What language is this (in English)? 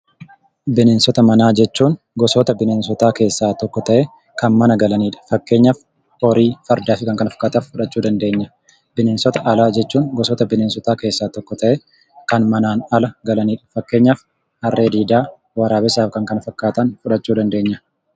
Oromo